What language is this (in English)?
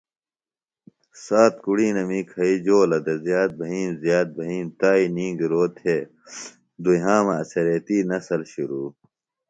Phalura